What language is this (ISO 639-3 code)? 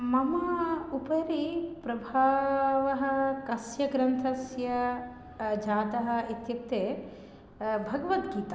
san